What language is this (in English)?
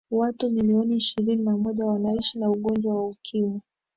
Swahili